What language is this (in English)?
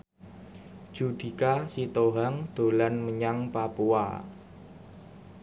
Javanese